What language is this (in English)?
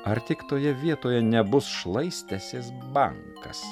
Lithuanian